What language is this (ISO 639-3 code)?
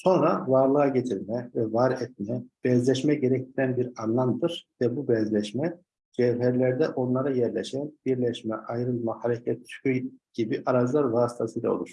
tur